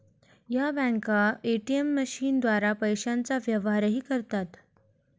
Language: Marathi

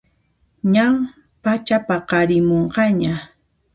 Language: Puno Quechua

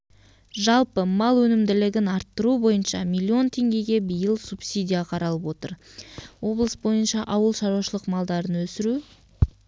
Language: Kazakh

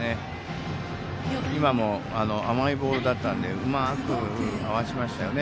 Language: Japanese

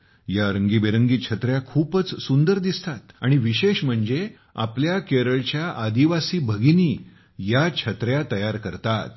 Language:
Marathi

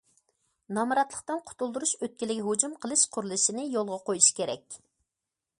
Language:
Uyghur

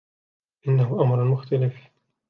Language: Arabic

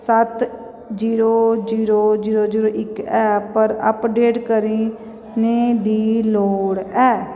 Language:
Dogri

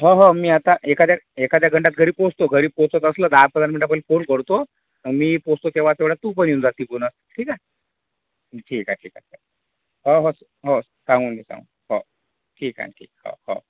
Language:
Marathi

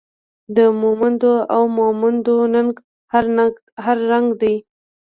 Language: Pashto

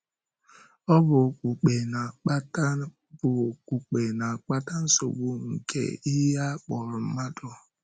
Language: Igbo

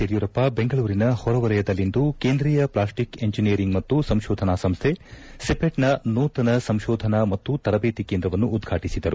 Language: Kannada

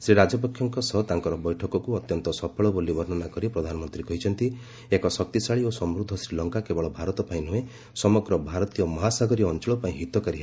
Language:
Odia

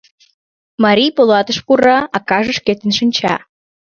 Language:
Mari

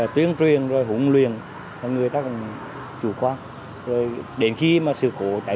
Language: Vietnamese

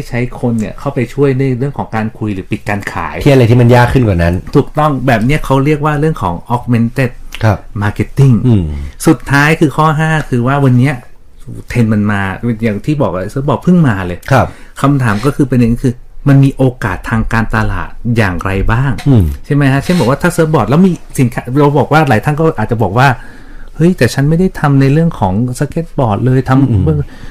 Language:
Thai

